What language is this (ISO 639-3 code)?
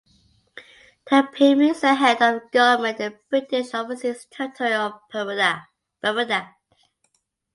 eng